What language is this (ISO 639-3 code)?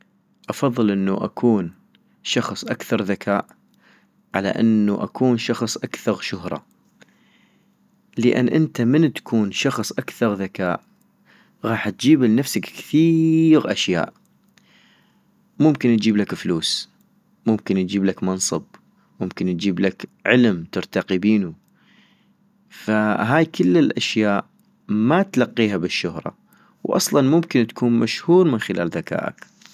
ayp